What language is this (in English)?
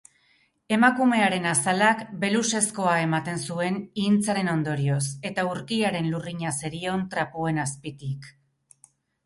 Basque